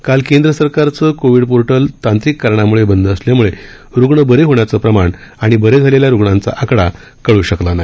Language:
Marathi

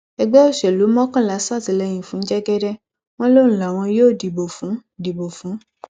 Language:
Yoruba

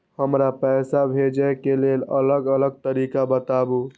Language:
Maithili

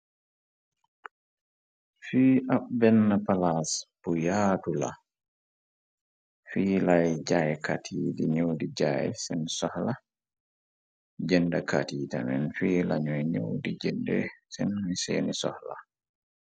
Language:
Wolof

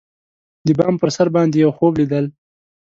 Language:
Pashto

